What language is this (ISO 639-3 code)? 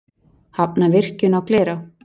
isl